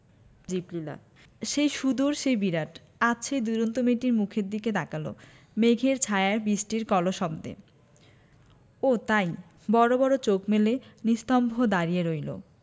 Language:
Bangla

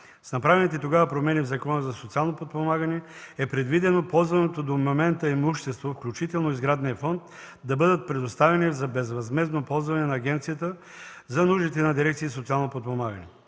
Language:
Bulgarian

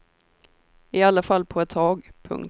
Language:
Swedish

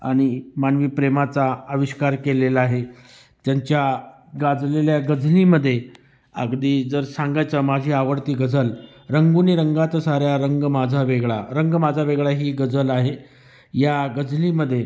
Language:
Marathi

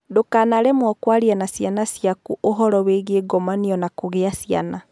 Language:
Kikuyu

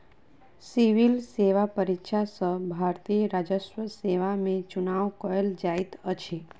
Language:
Maithili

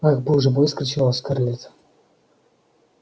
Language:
Russian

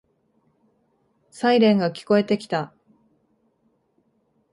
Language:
Japanese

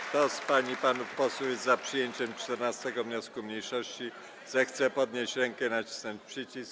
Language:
Polish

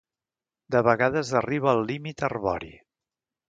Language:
Catalan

